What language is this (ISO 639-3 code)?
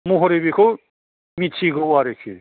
brx